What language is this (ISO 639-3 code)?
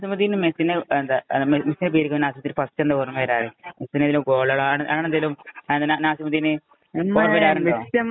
mal